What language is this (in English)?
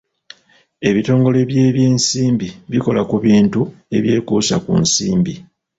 Ganda